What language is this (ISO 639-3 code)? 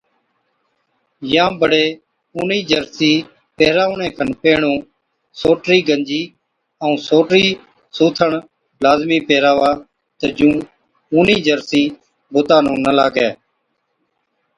odk